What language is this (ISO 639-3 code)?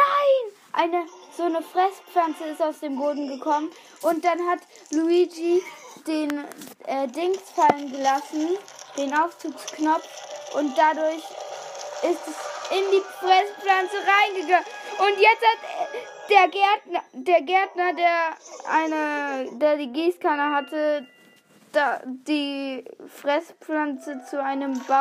deu